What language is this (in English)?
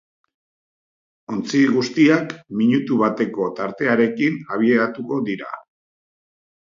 Basque